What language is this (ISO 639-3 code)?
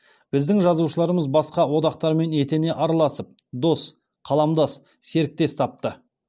kaz